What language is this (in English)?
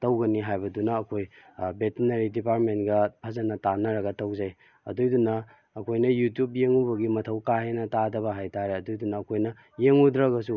Manipuri